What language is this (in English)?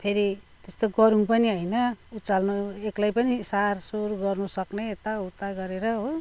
Nepali